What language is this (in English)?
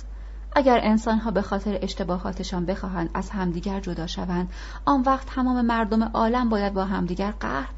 Persian